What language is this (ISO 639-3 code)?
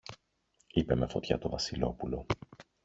ell